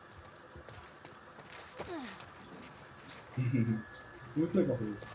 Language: Portuguese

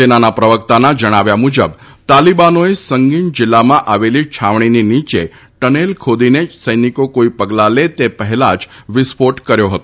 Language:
Gujarati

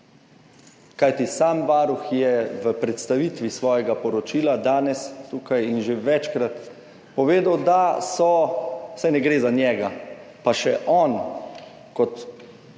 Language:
Slovenian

